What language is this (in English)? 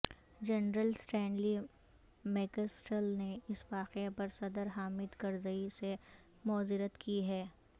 Urdu